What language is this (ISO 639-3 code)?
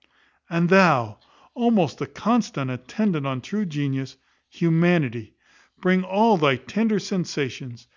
eng